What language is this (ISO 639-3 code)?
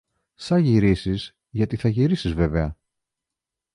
ell